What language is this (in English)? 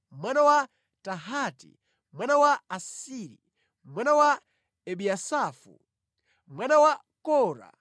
Nyanja